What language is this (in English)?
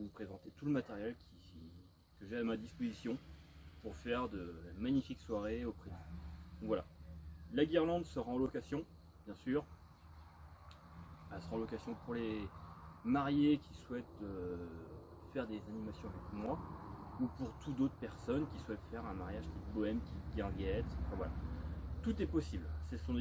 French